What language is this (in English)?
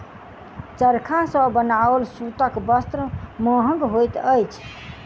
Maithili